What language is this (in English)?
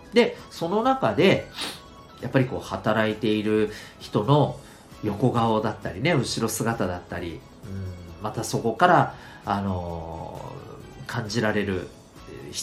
Japanese